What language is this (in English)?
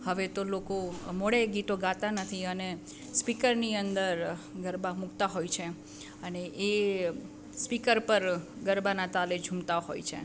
Gujarati